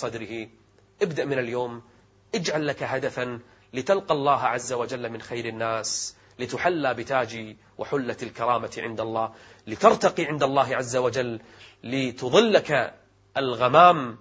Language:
Arabic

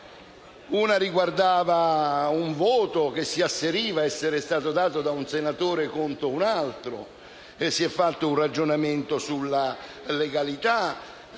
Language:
Italian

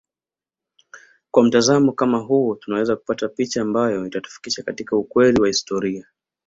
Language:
Swahili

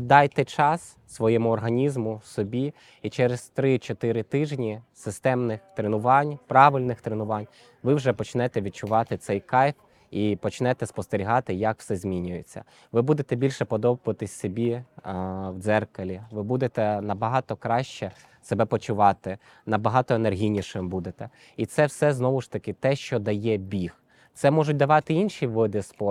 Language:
Ukrainian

